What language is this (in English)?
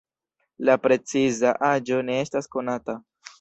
Esperanto